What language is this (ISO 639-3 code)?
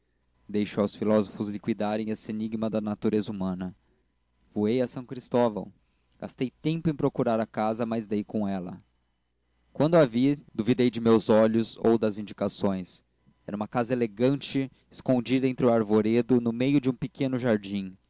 por